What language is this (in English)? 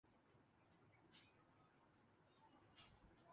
Urdu